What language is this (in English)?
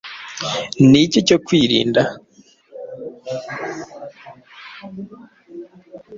Kinyarwanda